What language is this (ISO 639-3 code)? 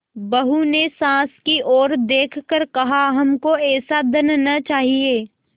hin